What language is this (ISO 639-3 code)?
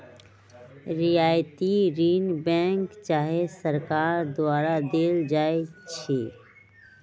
mag